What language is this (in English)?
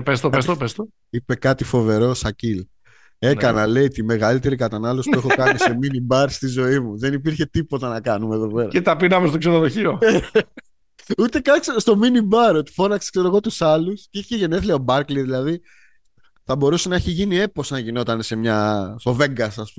Greek